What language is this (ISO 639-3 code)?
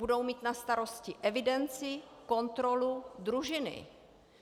ces